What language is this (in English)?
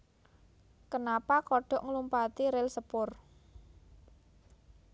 Javanese